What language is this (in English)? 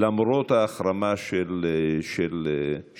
Hebrew